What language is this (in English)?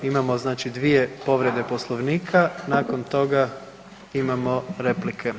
Croatian